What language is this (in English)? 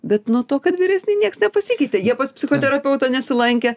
Lithuanian